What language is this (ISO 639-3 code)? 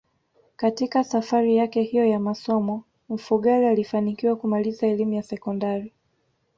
swa